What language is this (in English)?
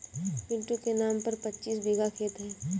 Hindi